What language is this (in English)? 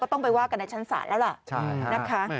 Thai